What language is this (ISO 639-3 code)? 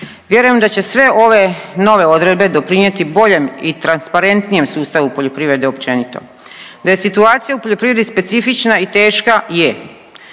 hrv